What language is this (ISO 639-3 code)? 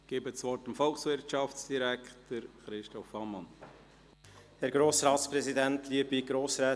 gsw